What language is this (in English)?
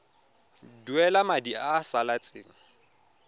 Tswana